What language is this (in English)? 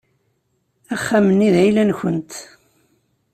Kabyle